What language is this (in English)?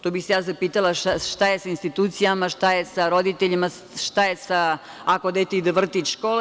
Serbian